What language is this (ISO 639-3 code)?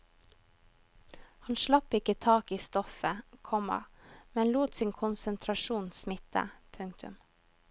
nor